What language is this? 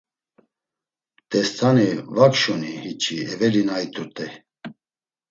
Laz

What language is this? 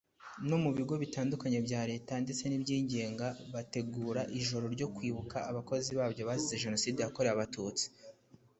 Kinyarwanda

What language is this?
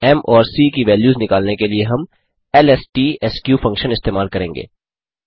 Hindi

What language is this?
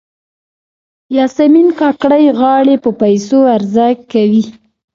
Pashto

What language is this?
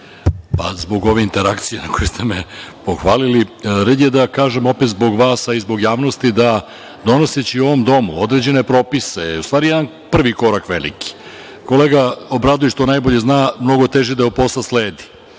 Serbian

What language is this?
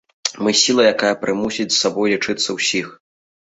Belarusian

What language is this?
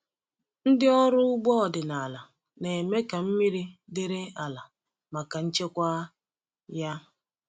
Igbo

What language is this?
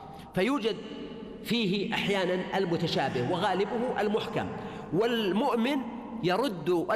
Arabic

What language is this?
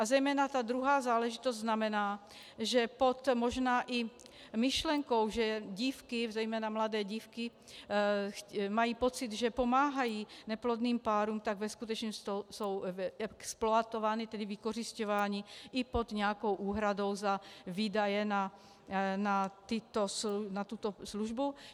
Czech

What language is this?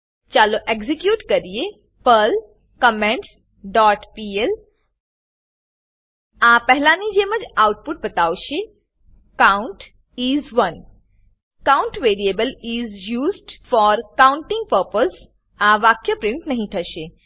Gujarati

